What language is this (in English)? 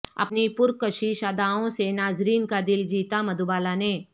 Urdu